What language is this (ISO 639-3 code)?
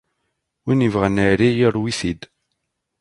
kab